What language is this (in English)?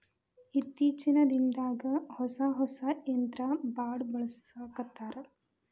Kannada